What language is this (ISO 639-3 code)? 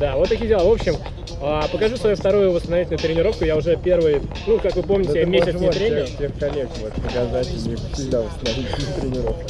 rus